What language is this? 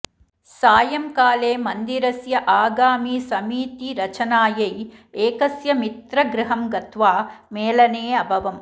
Sanskrit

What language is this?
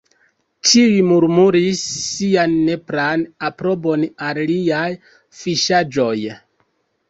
Esperanto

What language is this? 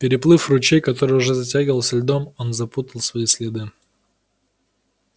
Russian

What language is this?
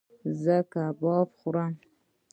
Pashto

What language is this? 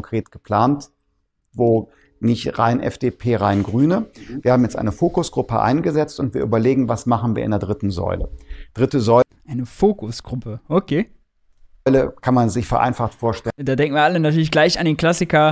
German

